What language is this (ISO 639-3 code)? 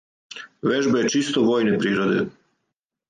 srp